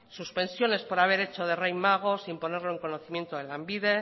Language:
Spanish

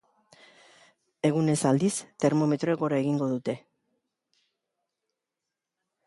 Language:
Basque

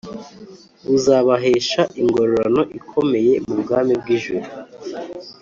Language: Kinyarwanda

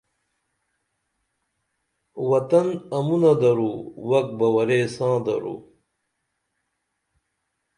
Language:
Dameli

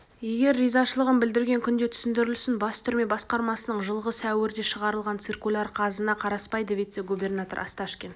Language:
Kazakh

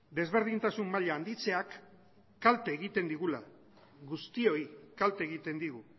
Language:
Basque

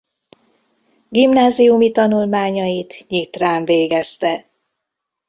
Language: Hungarian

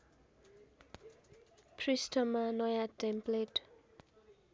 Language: Nepali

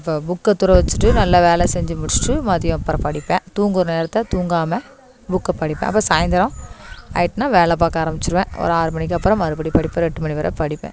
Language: Tamil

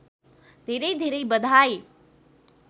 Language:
Nepali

